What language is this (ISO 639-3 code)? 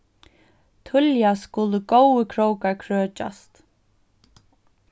fao